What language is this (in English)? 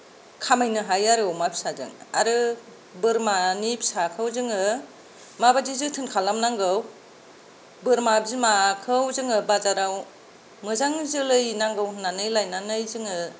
Bodo